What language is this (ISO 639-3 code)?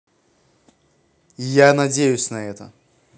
rus